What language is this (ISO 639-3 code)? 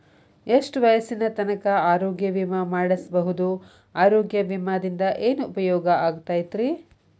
kan